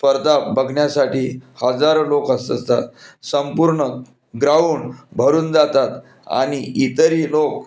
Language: Marathi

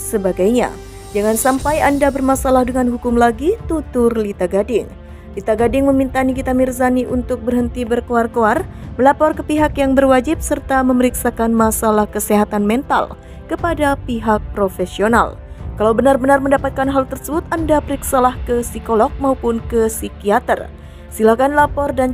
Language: Indonesian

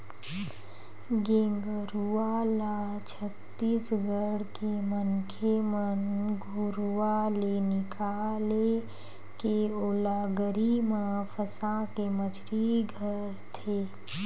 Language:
Chhattisgarhi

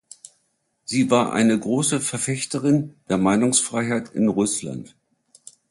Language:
German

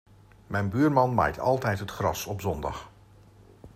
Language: Dutch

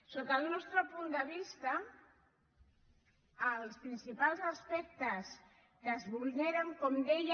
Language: Catalan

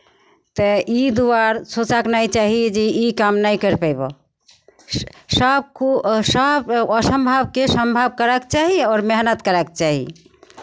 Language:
Maithili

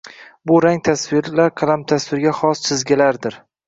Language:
Uzbek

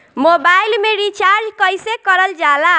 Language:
Bhojpuri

